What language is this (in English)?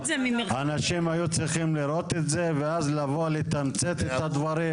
Hebrew